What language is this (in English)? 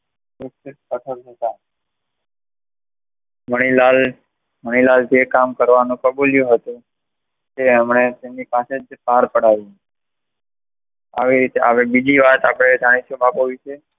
Gujarati